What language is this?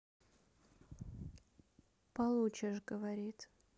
Russian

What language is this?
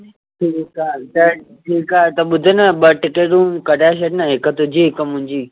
Sindhi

